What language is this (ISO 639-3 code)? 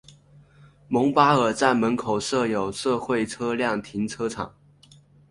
zho